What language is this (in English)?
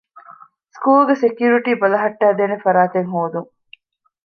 Divehi